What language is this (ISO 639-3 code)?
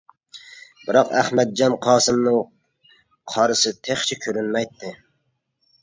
uig